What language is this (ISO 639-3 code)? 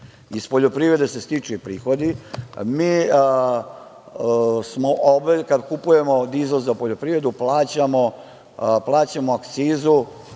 srp